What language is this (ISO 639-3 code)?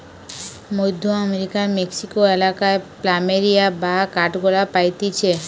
ben